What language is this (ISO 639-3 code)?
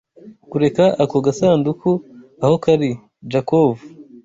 kin